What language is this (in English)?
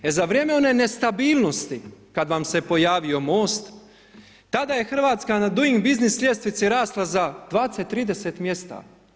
Croatian